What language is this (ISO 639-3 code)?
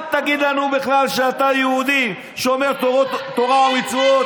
heb